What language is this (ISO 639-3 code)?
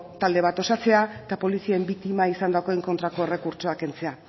eus